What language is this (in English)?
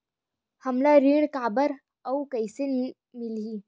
Chhattisgarhi